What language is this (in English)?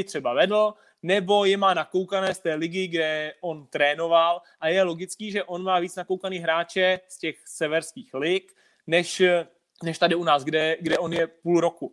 Czech